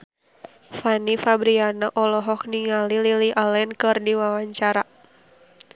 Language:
Sundanese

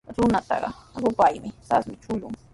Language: Sihuas Ancash Quechua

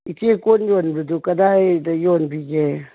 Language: Manipuri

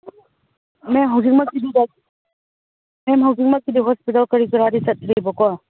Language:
Manipuri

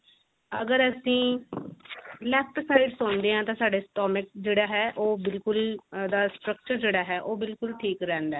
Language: Punjabi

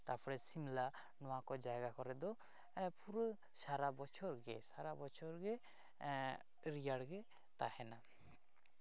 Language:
Santali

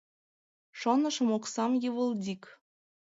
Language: Mari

